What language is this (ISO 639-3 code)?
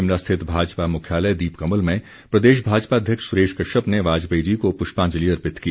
hin